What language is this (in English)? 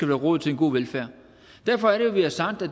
Danish